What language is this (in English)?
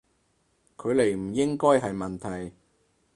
Cantonese